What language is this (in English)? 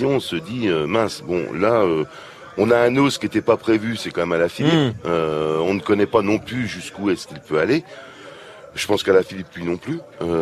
French